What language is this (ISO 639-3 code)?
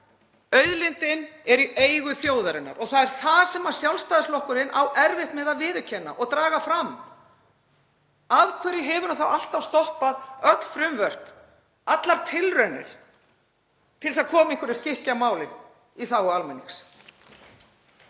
isl